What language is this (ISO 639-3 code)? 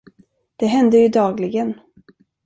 swe